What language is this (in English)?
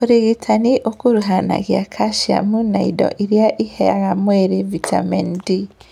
Kikuyu